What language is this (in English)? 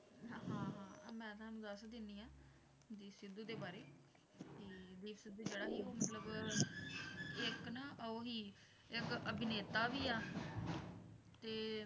Punjabi